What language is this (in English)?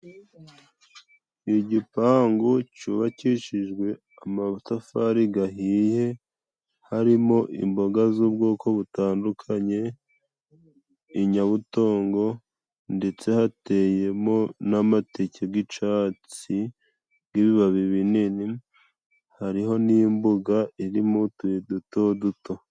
Kinyarwanda